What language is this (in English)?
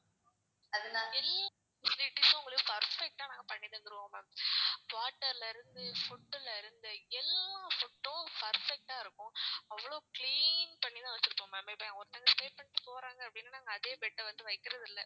Tamil